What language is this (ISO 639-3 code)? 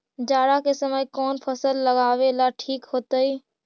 mag